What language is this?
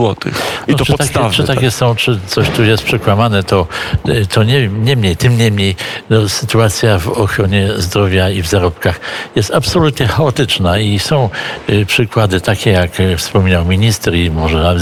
Polish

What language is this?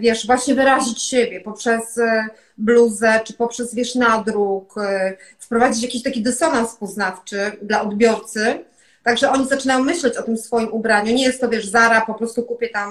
Polish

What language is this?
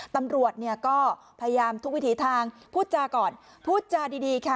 Thai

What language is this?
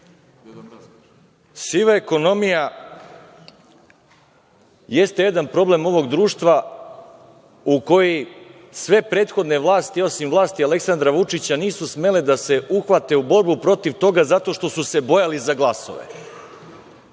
Serbian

